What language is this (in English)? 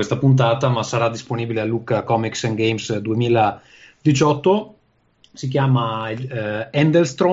Italian